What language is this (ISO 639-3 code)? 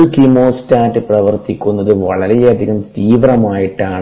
mal